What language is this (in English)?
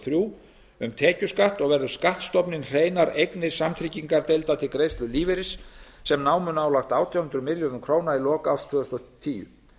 Icelandic